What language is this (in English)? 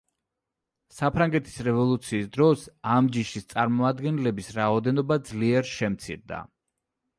Georgian